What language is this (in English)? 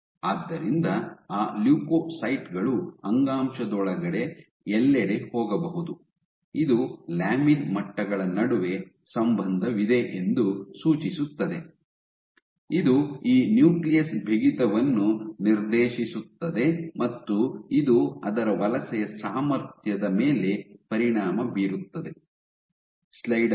Kannada